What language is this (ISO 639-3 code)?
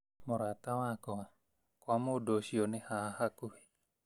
kik